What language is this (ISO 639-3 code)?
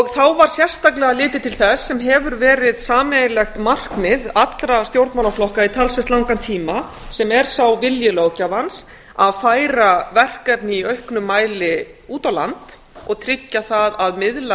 isl